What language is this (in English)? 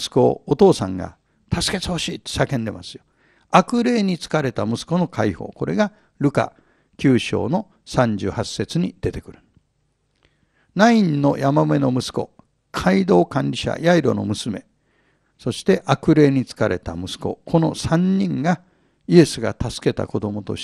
Japanese